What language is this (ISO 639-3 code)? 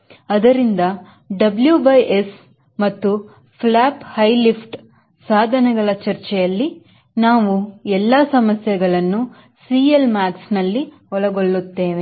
kan